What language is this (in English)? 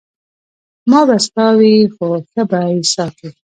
Pashto